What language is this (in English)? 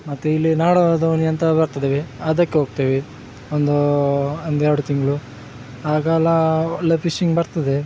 Kannada